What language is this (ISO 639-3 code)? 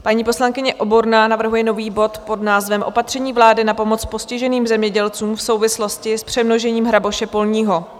ces